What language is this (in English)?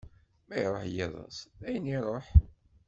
Kabyle